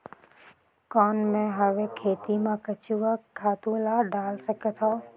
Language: Chhattisgarhi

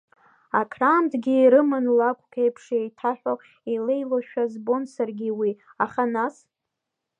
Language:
Abkhazian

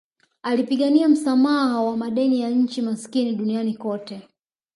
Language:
Swahili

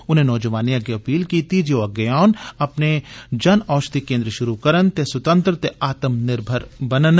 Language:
Dogri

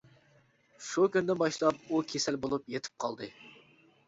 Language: Uyghur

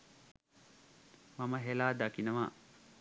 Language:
Sinhala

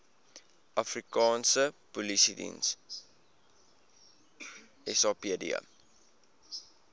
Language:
Afrikaans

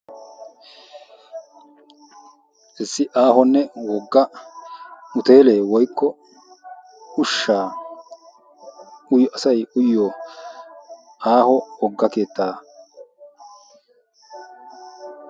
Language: Wolaytta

